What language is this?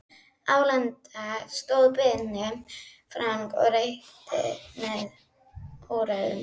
Icelandic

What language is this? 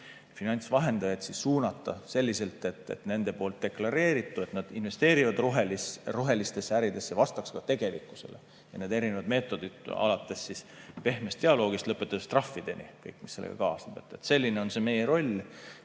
Estonian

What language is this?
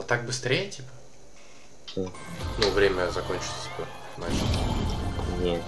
Russian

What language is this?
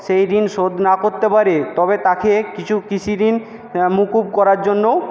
Bangla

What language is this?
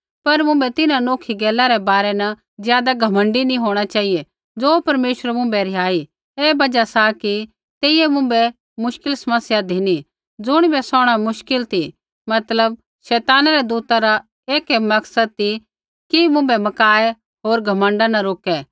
Kullu Pahari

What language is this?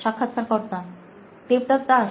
Bangla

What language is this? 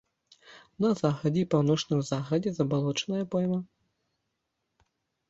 Belarusian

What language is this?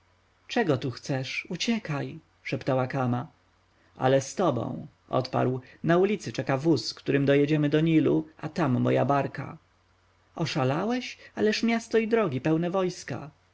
Polish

